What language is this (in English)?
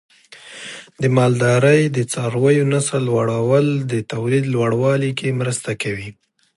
Pashto